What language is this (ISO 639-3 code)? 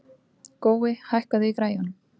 isl